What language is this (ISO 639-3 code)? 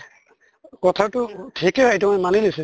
asm